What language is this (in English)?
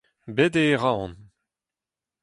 Breton